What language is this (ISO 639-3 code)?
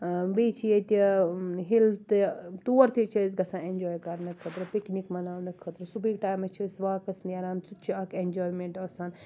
kas